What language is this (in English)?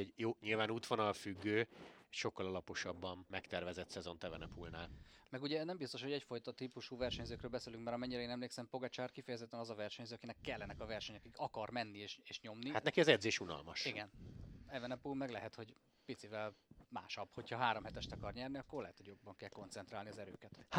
Hungarian